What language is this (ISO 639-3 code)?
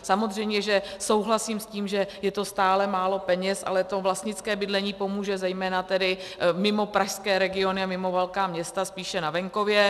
ces